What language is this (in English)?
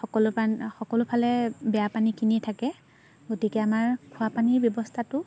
Assamese